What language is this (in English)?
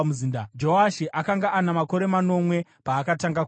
Shona